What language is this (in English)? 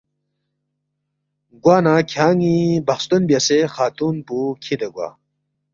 Balti